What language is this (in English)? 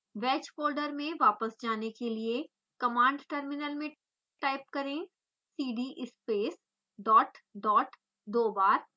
Hindi